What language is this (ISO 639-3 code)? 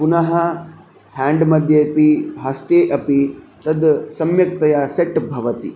san